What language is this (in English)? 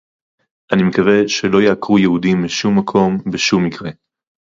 Hebrew